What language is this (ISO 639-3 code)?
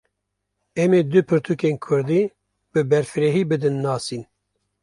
kur